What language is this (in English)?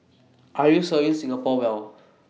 English